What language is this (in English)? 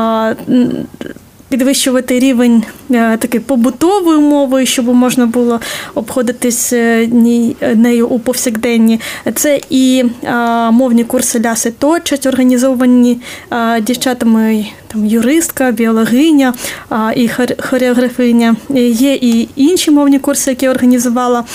Ukrainian